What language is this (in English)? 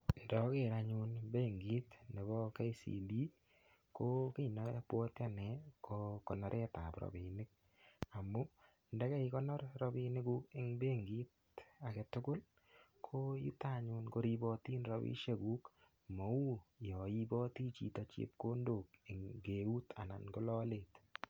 Kalenjin